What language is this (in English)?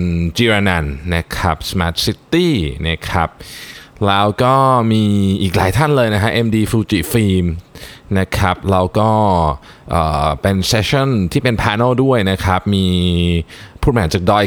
Thai